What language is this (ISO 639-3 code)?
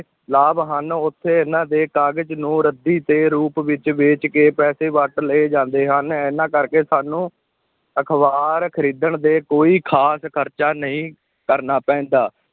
pan